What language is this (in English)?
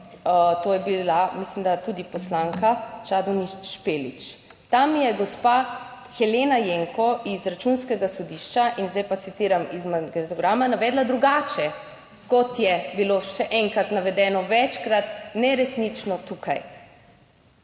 Slovenian